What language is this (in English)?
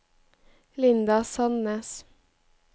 Norwegian